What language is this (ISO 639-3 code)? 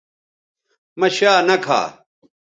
btv